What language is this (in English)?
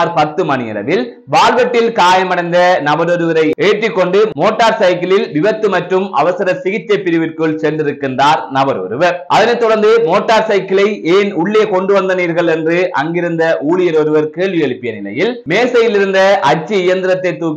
Tamil